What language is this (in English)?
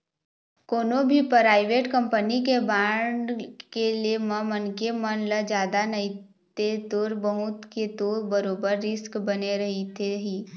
Chhattisgarhi